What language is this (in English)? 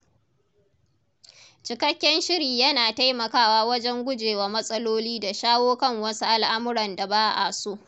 Hausa